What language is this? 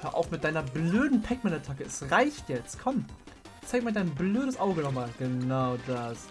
German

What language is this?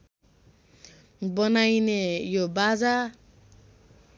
Nepali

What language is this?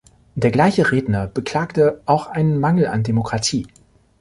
German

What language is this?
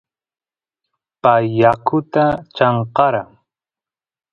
Santiago del Estero Quichua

